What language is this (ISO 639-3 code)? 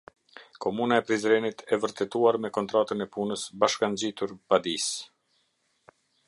sqi